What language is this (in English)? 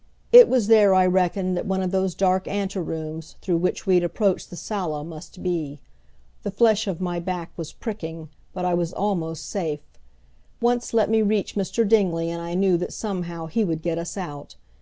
English